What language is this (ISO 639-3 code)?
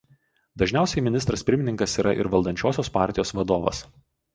lit